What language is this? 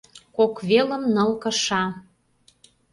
Mari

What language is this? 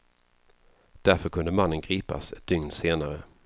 Swedish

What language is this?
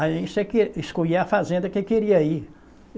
Portuguese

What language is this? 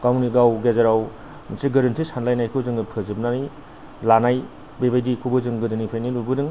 Bodo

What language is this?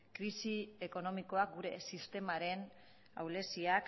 Basque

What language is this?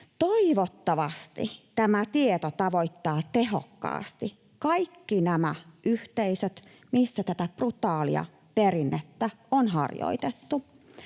Finnish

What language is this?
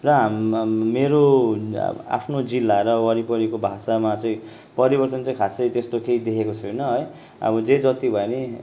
Nepali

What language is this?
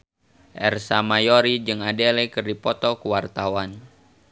Sundanese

